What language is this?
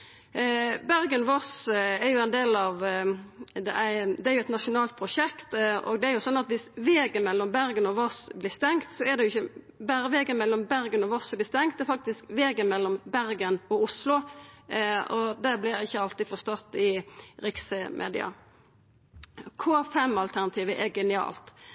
Norwegian Nynorsk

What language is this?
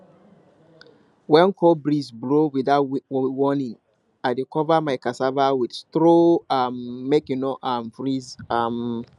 Nigerian Pidgin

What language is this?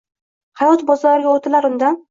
Uzbek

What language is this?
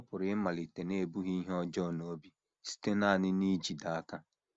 Igbo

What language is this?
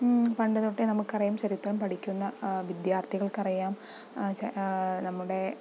Malayalam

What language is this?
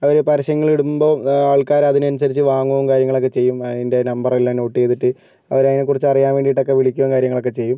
Malayalam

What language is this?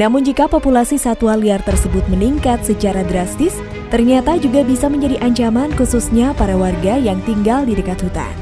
Indonesian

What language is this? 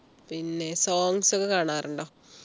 Malayalam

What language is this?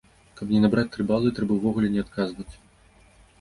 Belarusian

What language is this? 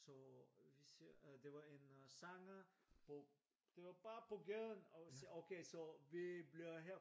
Danish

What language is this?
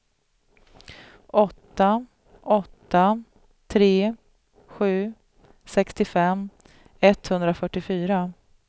Swedish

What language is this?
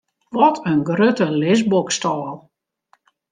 Western Frisian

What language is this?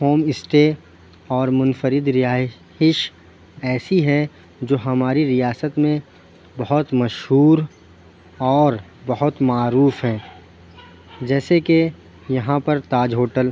Urdu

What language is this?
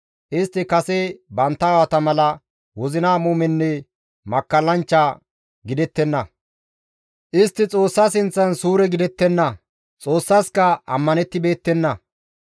Gamo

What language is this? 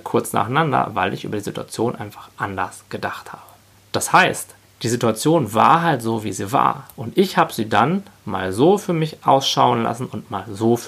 German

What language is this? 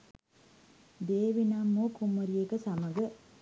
Sinhala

